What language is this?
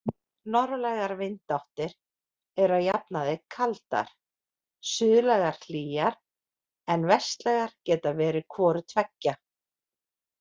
Icelandic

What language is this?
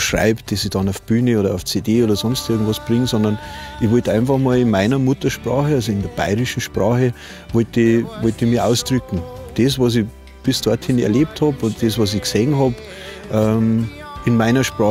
German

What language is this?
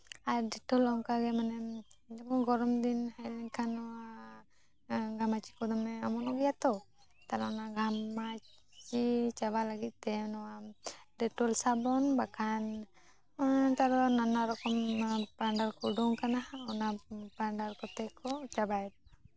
Santali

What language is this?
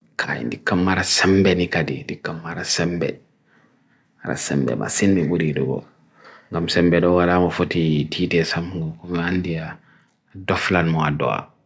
Bagirmi Fulfulde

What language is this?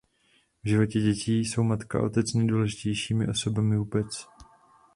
Czech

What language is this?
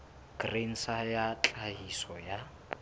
Southern Sotho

